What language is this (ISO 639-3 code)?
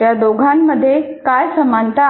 mar